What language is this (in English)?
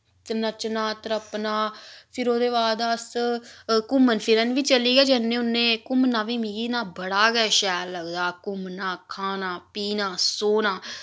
Dogri